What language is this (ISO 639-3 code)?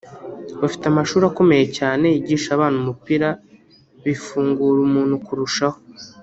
kin